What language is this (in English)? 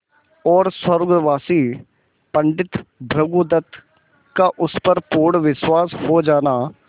Hindi